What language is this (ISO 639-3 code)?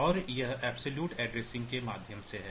hin